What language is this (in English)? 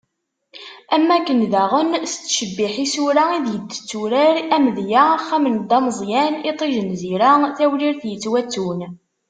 Kabyle